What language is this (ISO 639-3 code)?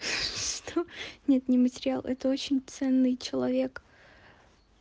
rus